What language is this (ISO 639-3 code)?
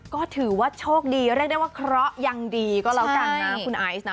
tha